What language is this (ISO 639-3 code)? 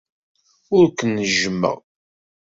kab